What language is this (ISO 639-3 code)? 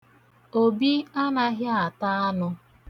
ibo